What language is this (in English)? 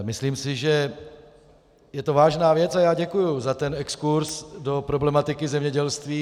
Czech